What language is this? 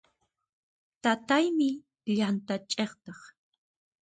Puno Quechua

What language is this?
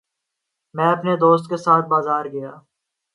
Urdu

